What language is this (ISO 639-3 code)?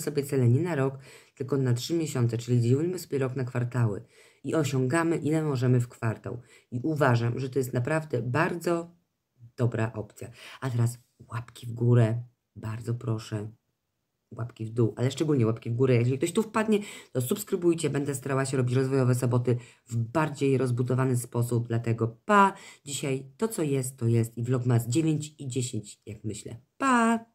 pol